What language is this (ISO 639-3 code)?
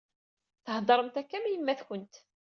kab